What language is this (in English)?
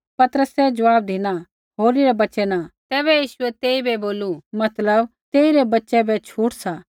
Kullu Pahari